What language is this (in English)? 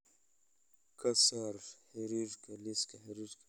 Somali